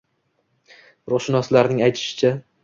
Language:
Uzbek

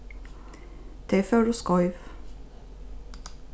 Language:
Faroese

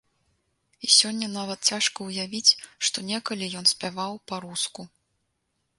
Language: Belarusian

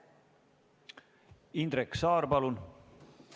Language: Estonian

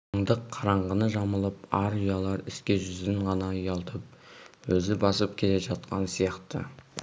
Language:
Kazakh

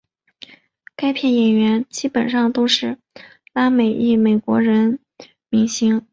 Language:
Chinese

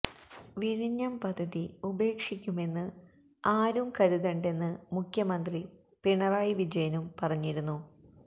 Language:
Malayalam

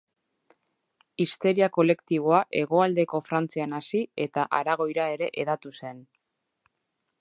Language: Basque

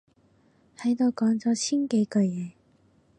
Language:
Cantonese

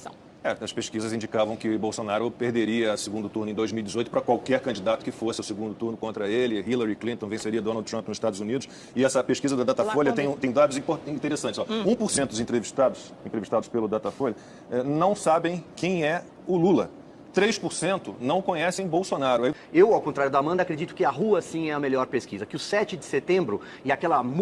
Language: Portuguese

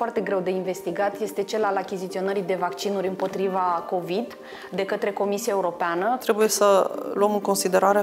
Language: Romanian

